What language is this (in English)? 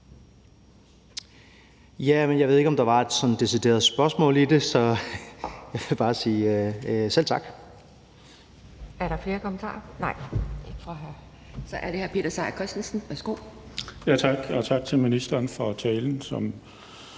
Danish